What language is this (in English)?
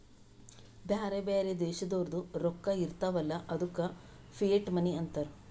Kannada